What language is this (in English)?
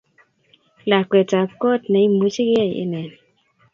Kalenjin